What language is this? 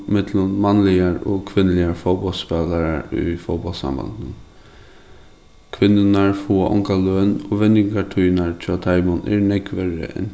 Faroese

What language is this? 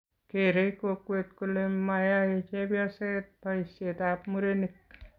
Kalenjin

